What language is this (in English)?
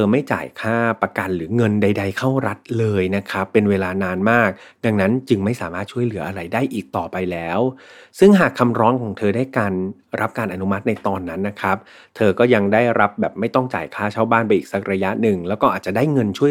Thai